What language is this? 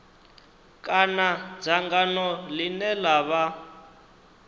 Venda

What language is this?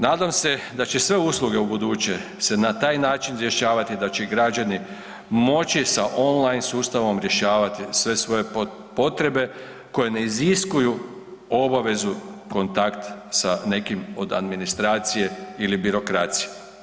Croatian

